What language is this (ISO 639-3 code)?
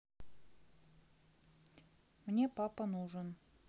rus